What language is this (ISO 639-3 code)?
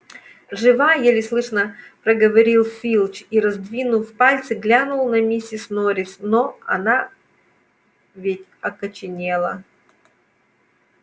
rus